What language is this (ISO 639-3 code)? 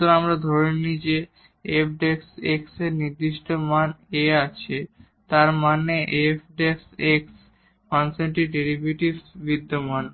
ben